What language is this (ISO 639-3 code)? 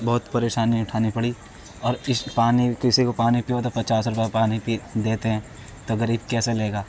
urd